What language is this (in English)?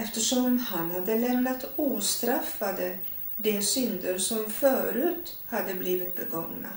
Swedish